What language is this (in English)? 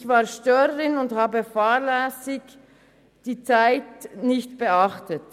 Swiss German